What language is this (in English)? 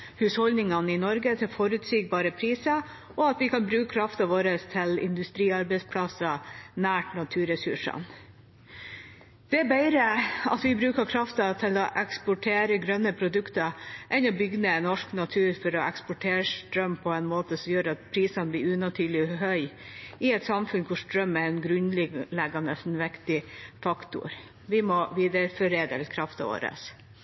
Norwegian Bokmål